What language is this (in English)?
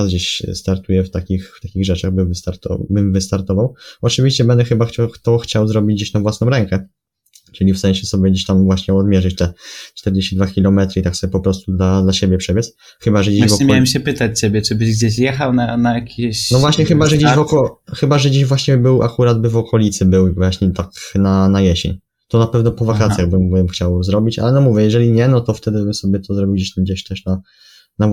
Polish